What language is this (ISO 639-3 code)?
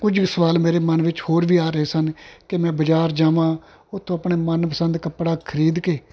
pan